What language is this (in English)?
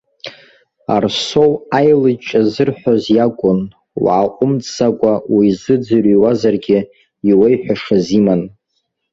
Abkhazian